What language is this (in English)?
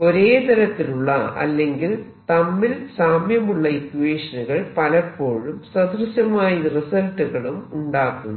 Malayalam